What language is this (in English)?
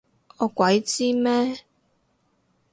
Cantonese